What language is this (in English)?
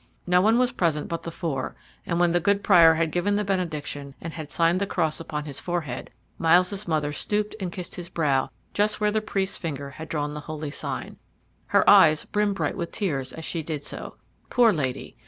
English